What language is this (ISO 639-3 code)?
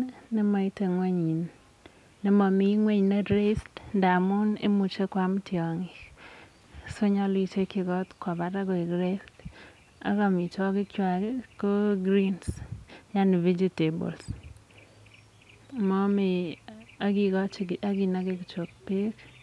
kln